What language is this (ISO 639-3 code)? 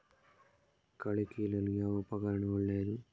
kan